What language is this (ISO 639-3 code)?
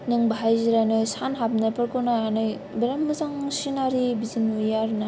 brx